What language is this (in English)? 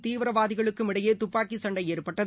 Tamil